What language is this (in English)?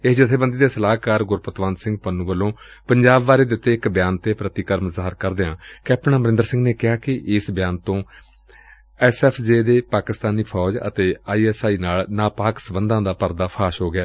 Punjabi